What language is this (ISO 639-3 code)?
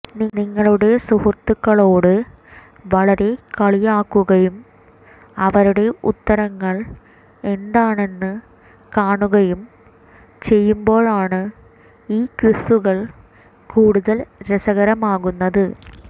mal